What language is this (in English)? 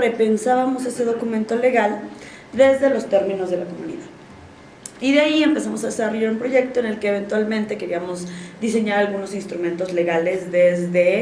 Spanish